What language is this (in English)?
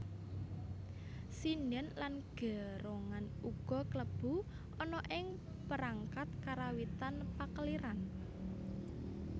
Javanese